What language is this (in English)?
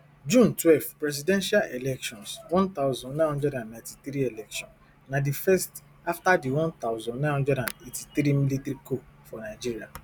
Nigerian Pidgin